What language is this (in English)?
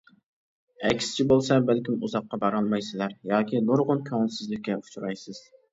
Uyghur